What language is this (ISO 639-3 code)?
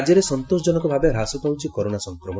ori